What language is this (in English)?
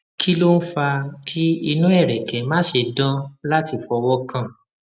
Yoruba